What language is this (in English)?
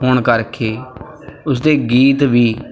Punjabi